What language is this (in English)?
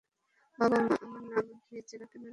Bangla